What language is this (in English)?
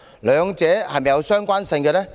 Cantonese